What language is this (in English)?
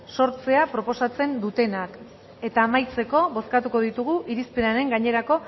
Basque